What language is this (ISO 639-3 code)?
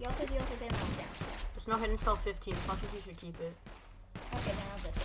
eng